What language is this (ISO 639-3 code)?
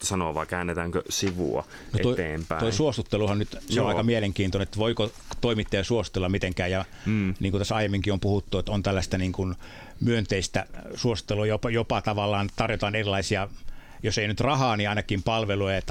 fin